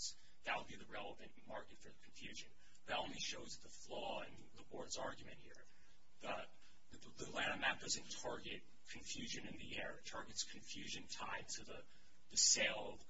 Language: English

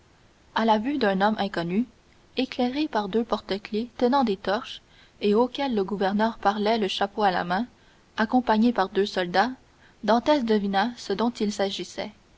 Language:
French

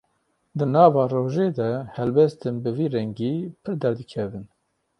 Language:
Kurdish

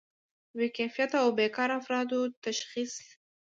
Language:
Pashto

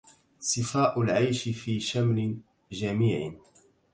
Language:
Arabic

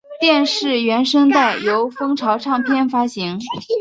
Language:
Chinese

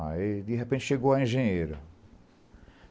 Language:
Portuguese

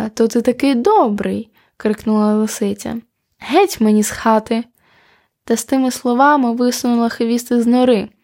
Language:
Ukrainian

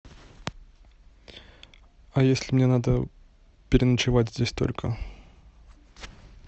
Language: Russian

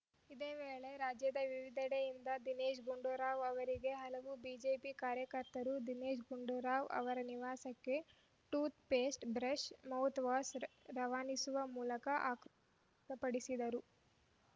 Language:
Kannada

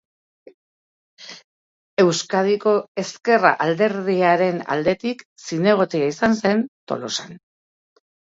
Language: Basque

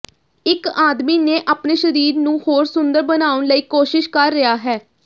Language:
Punjabi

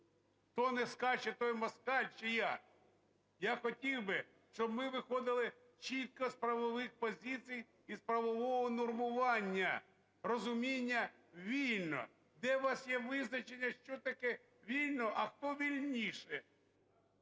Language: Ukrainian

